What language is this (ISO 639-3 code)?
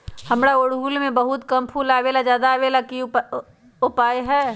mag